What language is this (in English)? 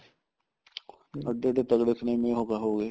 Punjabi